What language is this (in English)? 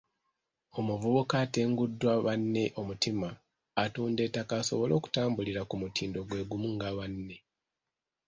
Ganda